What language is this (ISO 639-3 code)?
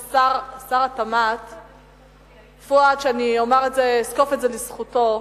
heb